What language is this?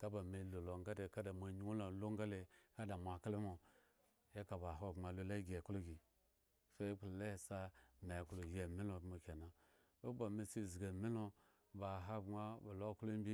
Eggon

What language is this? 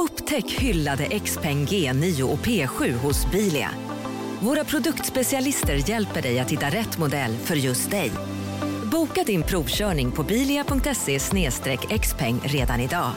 Swedish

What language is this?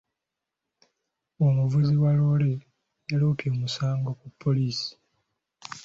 Ganda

